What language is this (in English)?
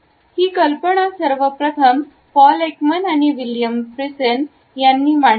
Marathi